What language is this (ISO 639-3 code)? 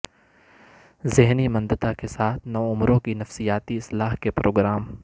urd